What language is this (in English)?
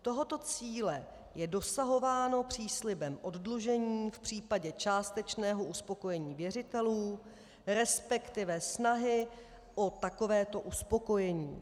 Czech